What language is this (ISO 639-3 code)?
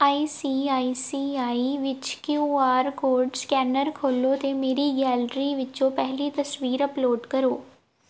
pan